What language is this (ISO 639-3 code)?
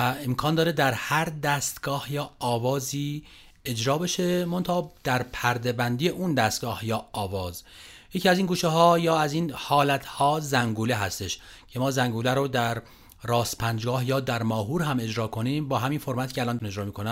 fas